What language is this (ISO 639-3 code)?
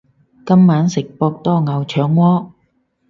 yue